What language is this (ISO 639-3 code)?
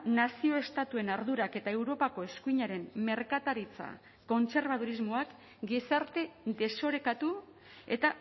eus